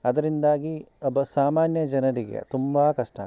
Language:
Kannada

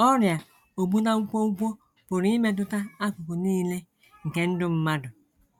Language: Igbo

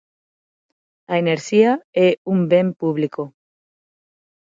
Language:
Galician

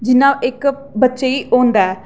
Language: Dogri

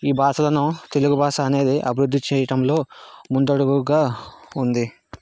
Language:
Telugu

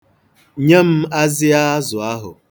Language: Igbo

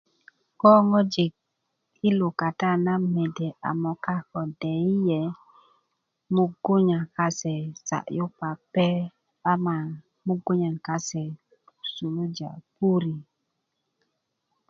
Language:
Kuku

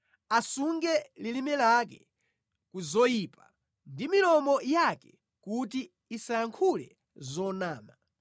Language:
Nyanja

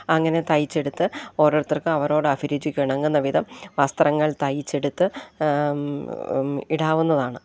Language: Malayalam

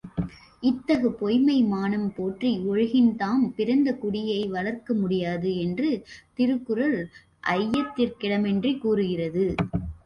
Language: Tamil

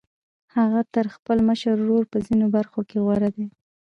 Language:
Pashto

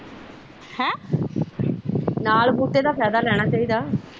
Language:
Punjabi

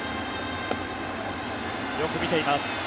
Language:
Japanese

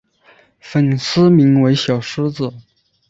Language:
Chinese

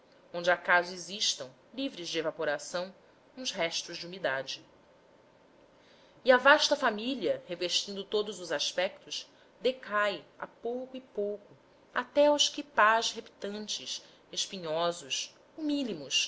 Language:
Portuguese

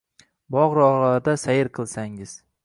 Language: Uzbek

